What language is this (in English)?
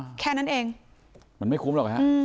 Thai